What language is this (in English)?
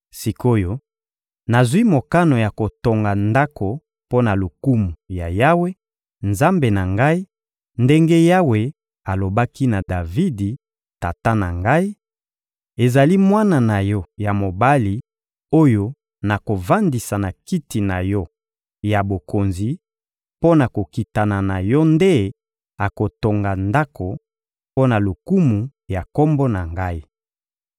Lingala